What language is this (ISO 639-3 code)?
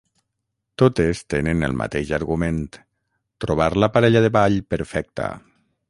cat